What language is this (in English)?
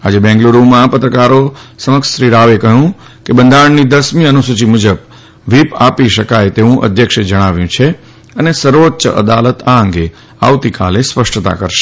Gujarati